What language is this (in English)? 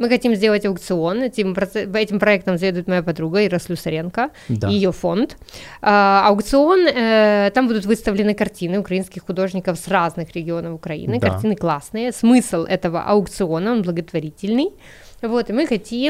Russian